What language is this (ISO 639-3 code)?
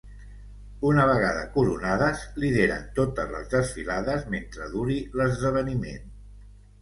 cat